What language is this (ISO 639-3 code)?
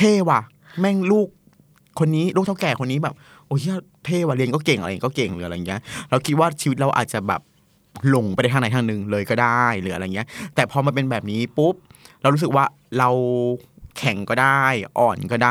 tha